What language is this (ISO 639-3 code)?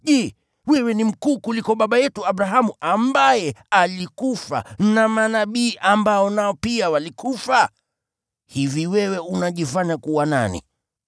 swa